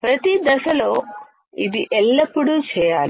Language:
Telugu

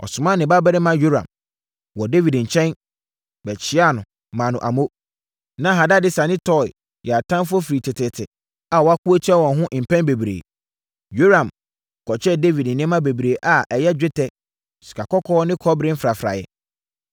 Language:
Akan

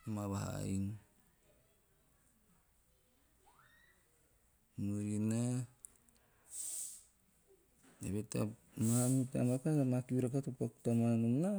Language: Teop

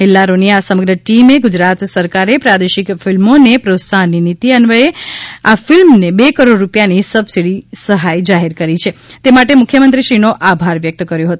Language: Gujarati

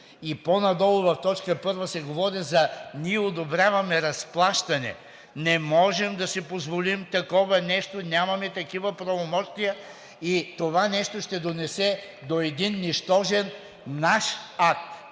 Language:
Bulgarian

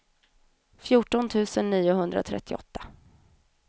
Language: Swedish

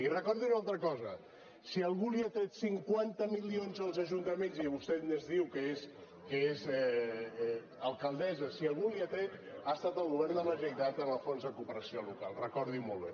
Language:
Catalan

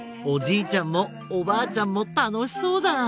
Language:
Japanese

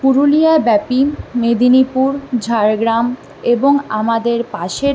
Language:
Bangla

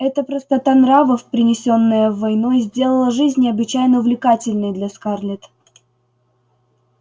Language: Russian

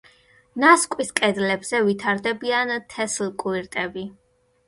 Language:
Georgian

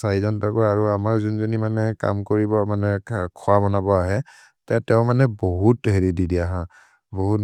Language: Maria (India)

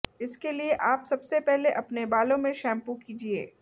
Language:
Hindi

